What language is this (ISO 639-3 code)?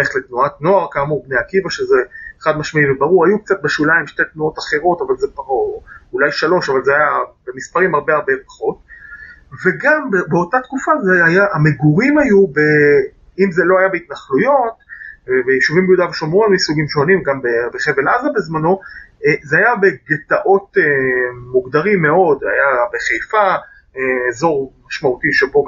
heb